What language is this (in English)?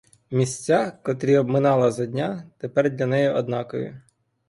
Ukrainian